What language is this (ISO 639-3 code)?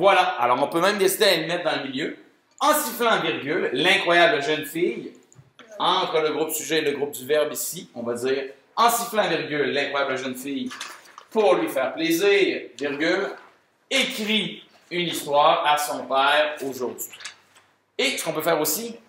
fra